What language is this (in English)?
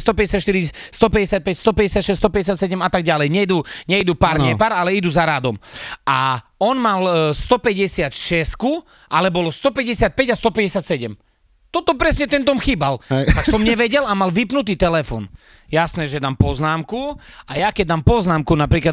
Slovak